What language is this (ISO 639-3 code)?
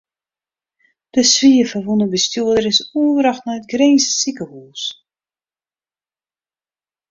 fry